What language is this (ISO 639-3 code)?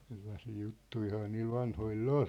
fin